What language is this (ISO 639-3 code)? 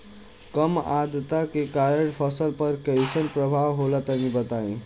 bho